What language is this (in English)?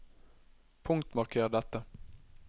Norwegian